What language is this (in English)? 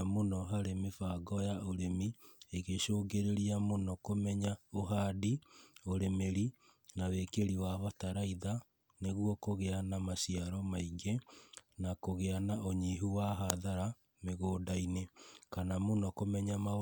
Kikuyu